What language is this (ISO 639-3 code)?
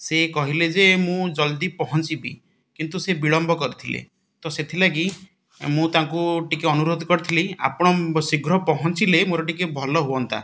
ori